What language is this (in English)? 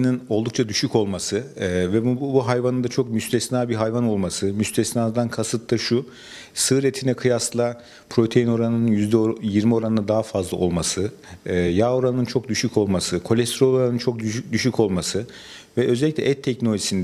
Turkish